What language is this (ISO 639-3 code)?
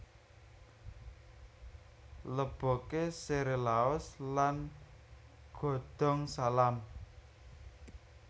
jav